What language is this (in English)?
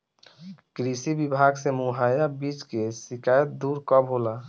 Bhojpuri